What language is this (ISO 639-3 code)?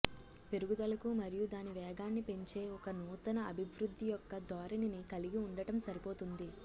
tel